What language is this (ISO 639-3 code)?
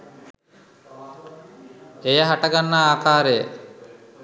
sin